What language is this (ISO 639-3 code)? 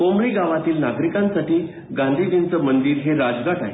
mar